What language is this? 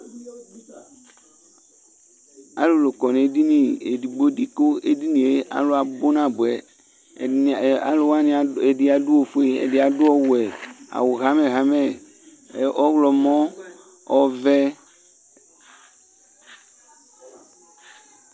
Ikposo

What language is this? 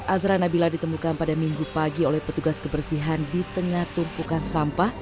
Indonesian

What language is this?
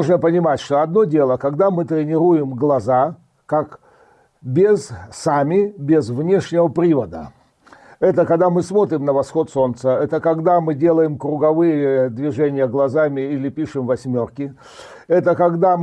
Russian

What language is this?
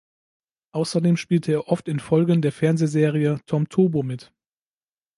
German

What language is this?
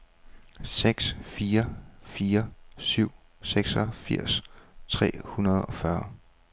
Danish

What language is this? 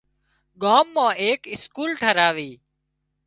Wadiyara Koli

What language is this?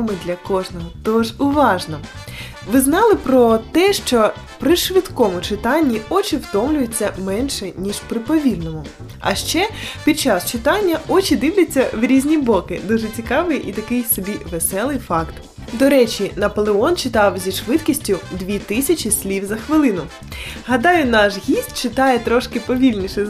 Ukrainian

